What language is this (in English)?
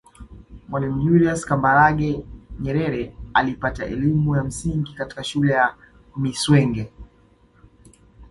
Swahili